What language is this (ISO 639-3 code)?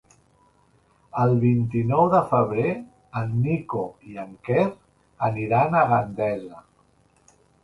cat